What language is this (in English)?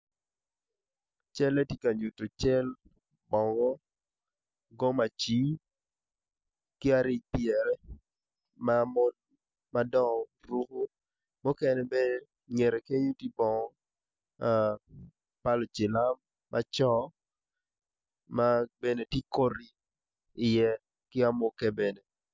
Acoli